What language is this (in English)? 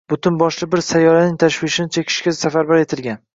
Uzbek